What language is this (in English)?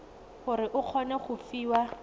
Tswana